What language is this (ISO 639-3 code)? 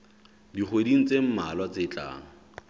sot